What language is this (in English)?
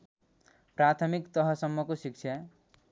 Nepali